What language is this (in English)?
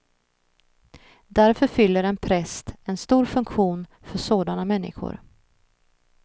Swedish